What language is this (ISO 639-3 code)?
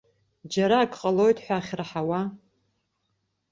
abk